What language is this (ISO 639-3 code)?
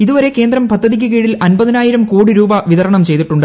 mal